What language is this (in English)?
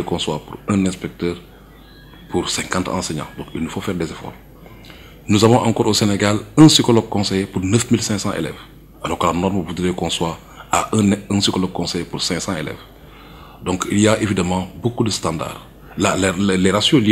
French